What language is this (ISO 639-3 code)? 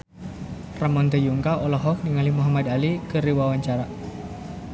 sun